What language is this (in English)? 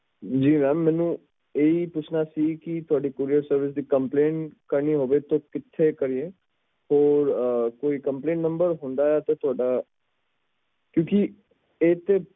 Punjabi